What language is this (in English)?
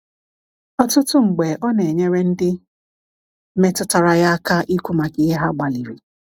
Igbo